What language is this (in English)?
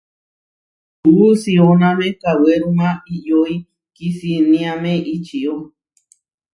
Huarijio